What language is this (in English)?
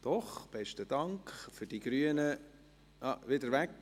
Swiss German